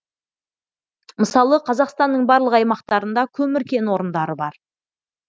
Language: Kazakh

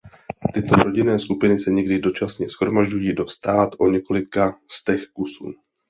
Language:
Czech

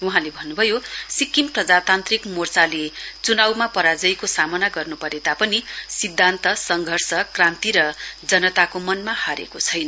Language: Nepali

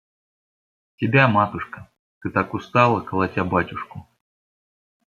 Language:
Russian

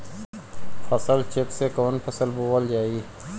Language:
Bhojpuri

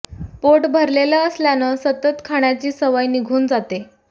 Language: Marathi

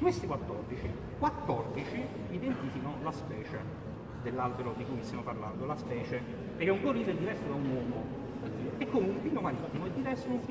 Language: Italian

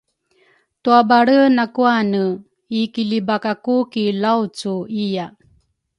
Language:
Rukai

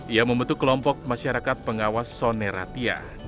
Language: Indonesian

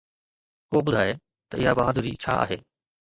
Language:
Sindhi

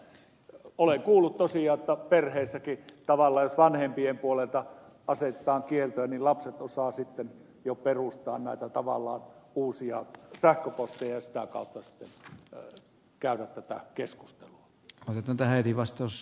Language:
Finnish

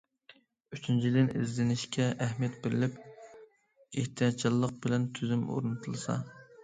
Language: Uyghur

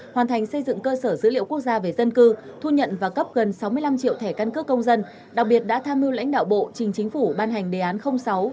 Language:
Vietnamese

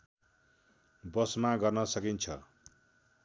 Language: Nepali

